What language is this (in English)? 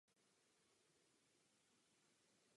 Czech